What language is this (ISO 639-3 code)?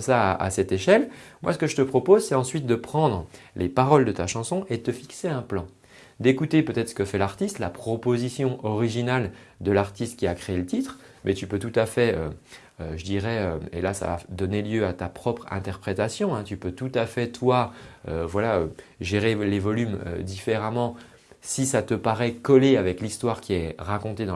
fra